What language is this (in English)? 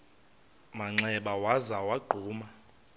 Xhosa